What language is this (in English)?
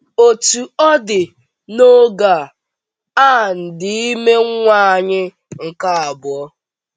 Igbo